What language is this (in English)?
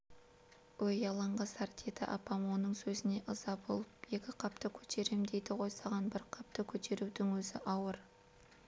Kazakh